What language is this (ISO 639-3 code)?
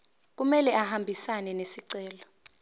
zul